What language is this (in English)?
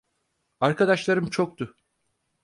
Turkish